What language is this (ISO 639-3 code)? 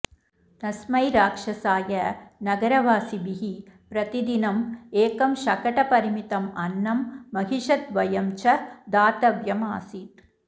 san